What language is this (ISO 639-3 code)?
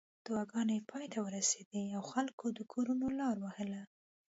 pus